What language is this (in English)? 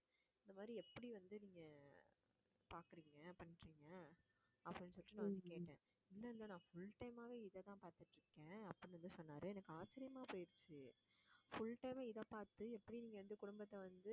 Tamil